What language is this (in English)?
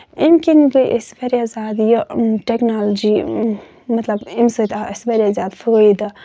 Kashmiri